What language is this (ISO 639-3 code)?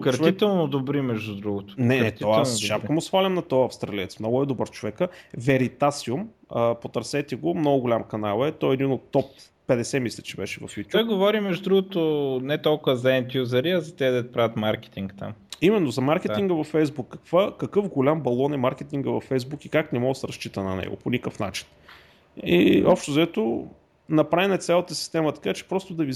bul